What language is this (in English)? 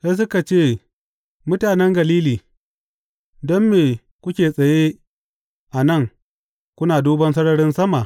Hausa